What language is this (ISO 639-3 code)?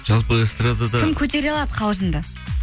kaz